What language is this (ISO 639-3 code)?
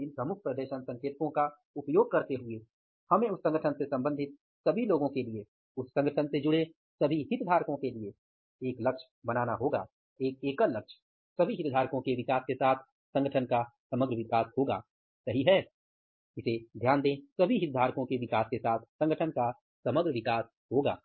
hin